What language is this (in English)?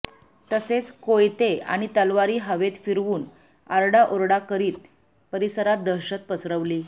Marathi